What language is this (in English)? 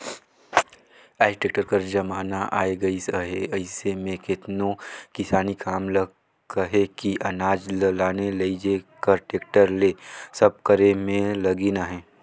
Chhattisgarhi